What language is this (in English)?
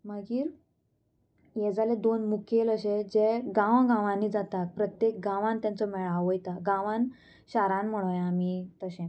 Konkani